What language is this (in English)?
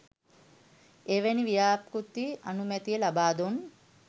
Sinhala